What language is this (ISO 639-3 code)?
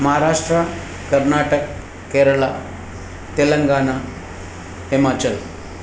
snd